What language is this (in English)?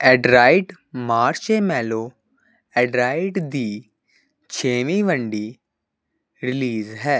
Punjabi